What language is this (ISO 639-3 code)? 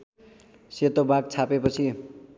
nep